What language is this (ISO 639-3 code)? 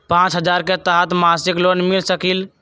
mag